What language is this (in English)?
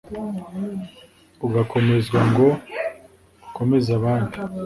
Kinyarwanda